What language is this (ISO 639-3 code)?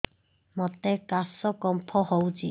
ori